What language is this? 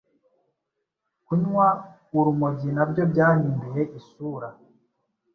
Kinyarwanda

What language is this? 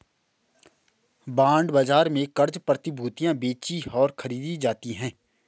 Hindi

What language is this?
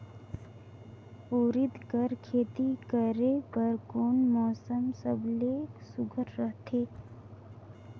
Chhattisgarhi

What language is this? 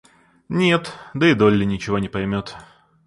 Russian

